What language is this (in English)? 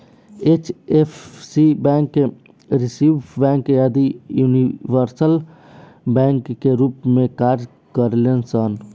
Bhojpuri